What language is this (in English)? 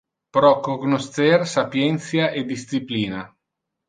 Interlingua